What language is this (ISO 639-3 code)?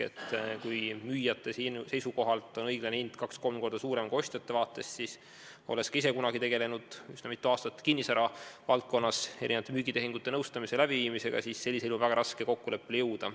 est